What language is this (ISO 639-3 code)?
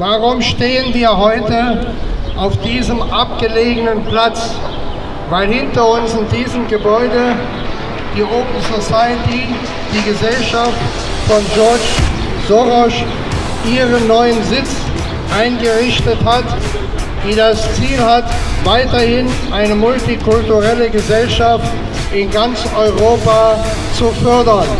deu